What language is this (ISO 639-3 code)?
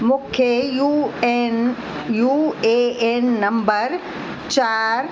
snd